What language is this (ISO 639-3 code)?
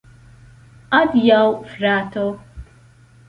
epo